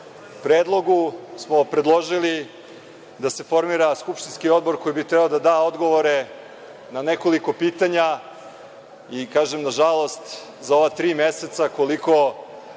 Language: Serbian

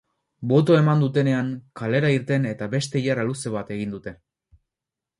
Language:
Basque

